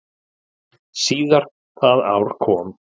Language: Icelandic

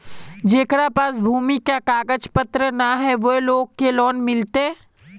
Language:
Magahi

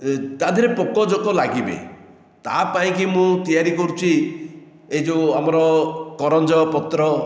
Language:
Odia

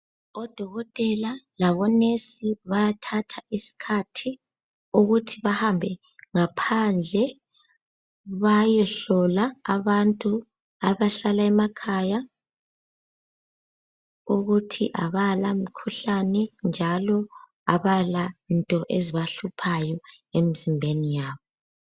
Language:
North Ndebele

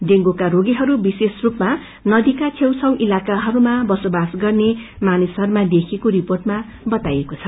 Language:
Nepali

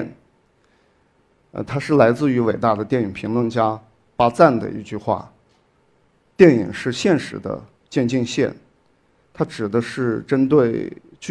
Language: Chinese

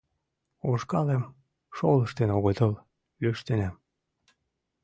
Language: Mari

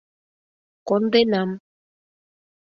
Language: Mari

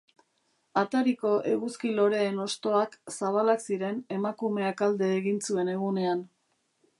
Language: Basque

